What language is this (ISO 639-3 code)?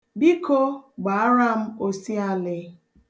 ibo